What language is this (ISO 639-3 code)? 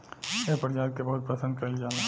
bho